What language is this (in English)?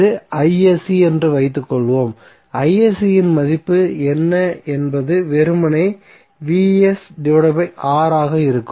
Tamil